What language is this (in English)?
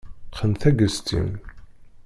Kabyle